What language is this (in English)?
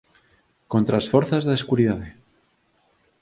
Galician